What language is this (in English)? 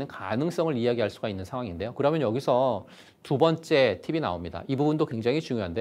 Korean